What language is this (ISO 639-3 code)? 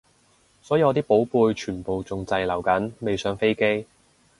yue